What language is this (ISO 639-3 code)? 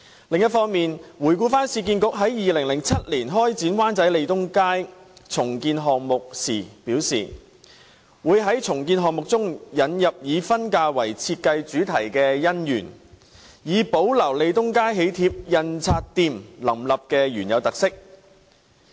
yue